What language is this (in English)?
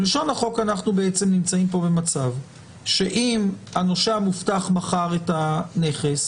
Hebrew